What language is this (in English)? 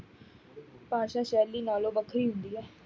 Punjabi